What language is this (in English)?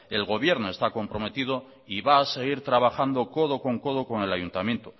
Spanish